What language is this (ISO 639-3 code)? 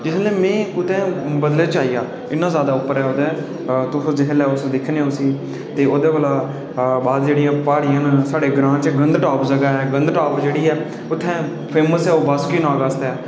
doi